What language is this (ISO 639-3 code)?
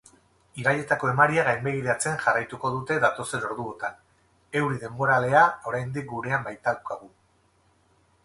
eus